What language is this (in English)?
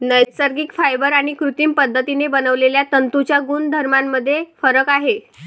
Marathi